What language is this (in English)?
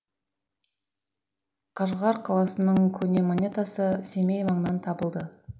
Kazakh